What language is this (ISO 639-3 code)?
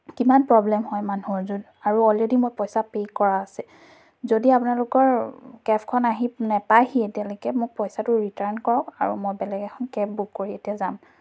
asm